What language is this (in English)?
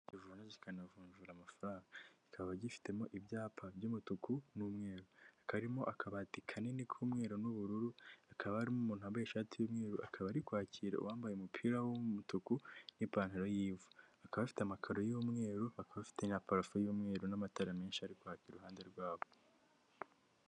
Kinyarwanda